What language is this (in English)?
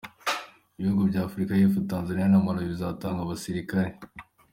Kinyarwanda